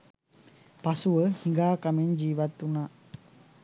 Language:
Sinhala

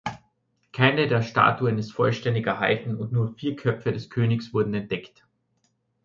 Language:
German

